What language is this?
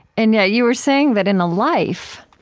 English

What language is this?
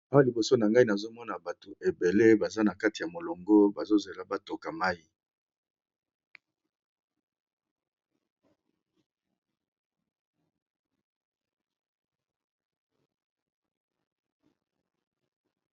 Lingala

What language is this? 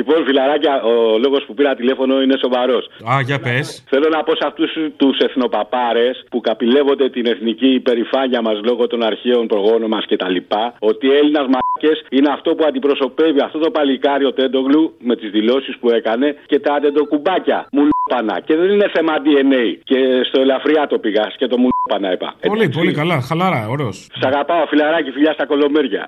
Greek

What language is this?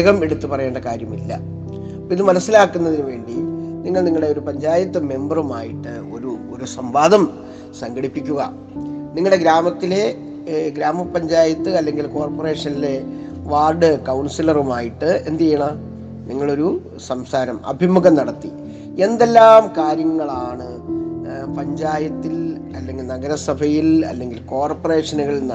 Malayalam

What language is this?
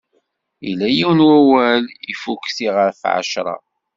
Kabyle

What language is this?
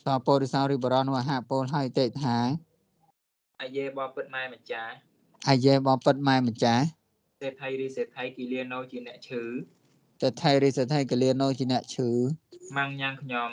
Thai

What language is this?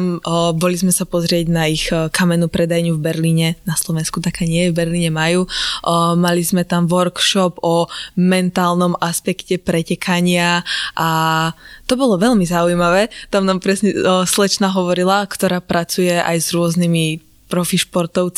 Slovak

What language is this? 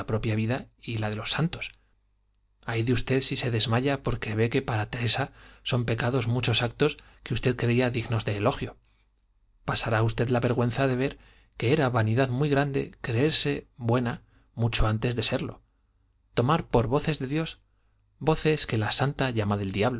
Spanish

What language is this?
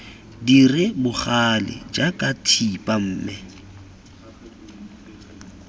Tswana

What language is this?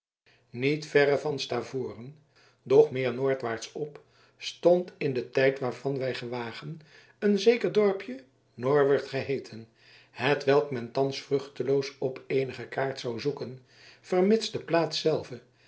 Dutch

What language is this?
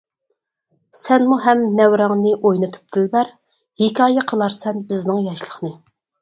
Uyghur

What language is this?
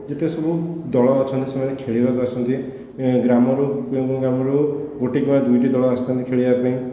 Odia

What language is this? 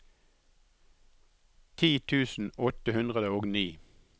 Norwegian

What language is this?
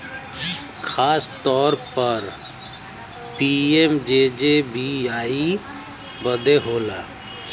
Bhojpuri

